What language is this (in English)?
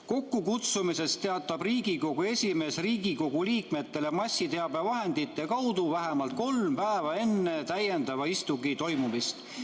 Estonian